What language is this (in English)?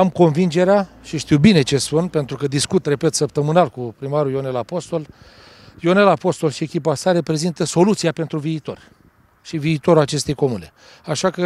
Romanian